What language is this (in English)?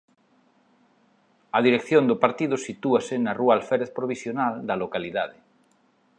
Galician